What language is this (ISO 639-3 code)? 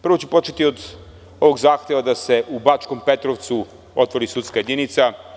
srp